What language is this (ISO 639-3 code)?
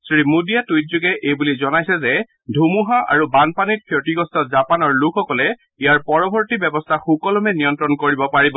asm